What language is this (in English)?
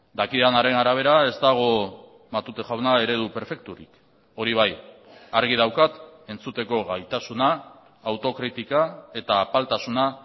Basque